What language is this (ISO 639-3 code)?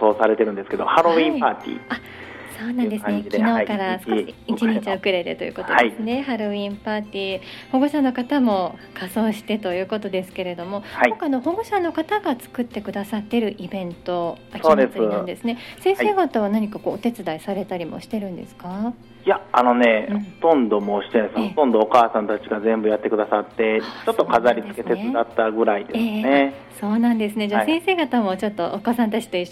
jpn